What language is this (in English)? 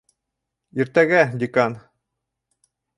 Bashkir